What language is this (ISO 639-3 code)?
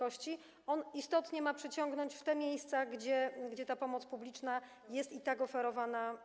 pol